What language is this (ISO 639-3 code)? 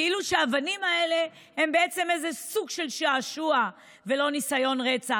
heb